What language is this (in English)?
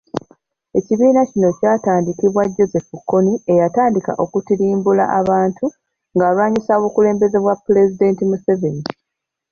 Ganda